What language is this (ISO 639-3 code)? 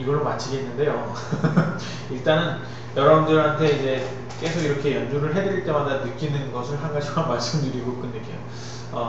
kor